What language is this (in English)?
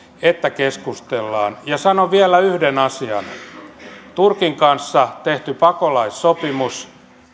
Finnish